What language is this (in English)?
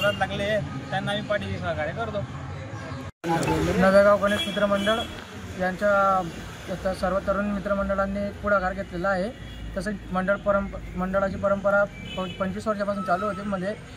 Marathi